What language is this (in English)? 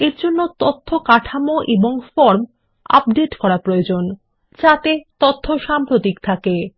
Bangla